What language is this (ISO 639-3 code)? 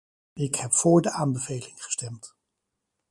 nld